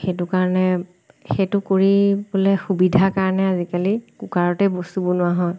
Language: Assamese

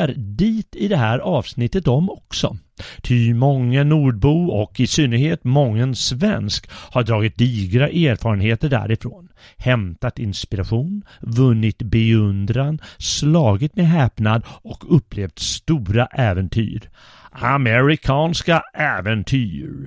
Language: Swedish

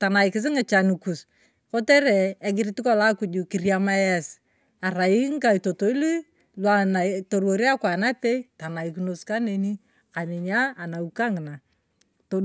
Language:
Turkana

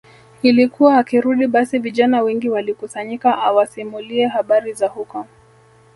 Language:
Swahili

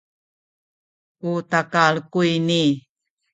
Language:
Sakizaya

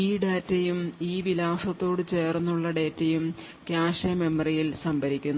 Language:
Malayalam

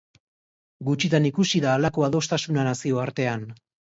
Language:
Basque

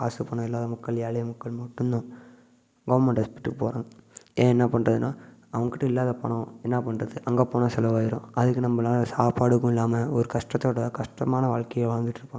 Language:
Tamil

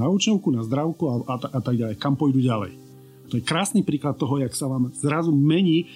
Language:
Slovak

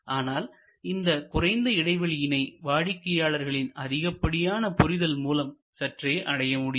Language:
Tamil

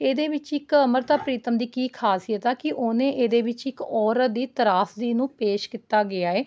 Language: Punjabi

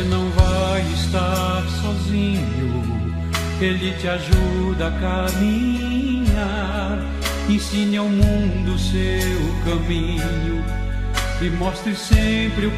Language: Portuguese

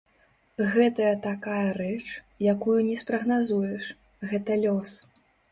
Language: Belarusian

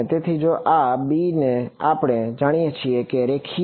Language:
Gujarati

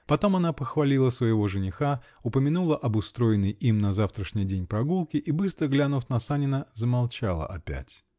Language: Russian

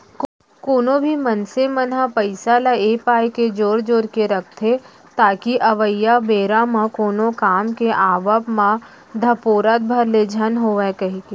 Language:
Chhattisgarhi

